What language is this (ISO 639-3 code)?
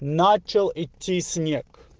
rus